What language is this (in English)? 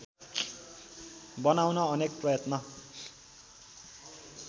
Nepali